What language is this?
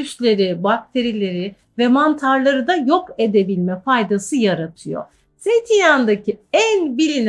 Turkish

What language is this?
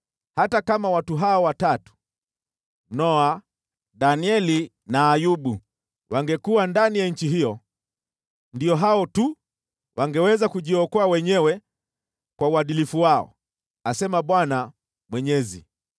Swahili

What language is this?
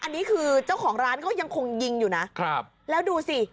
Thai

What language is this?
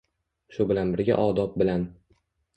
Uzbek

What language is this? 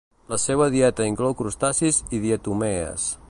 Catalan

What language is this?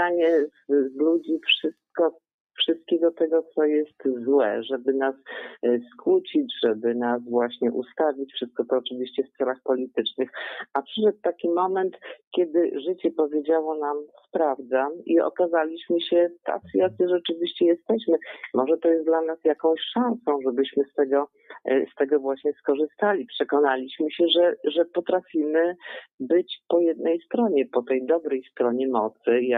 Polish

